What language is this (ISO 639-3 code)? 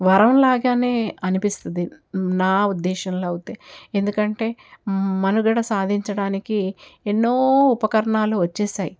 tel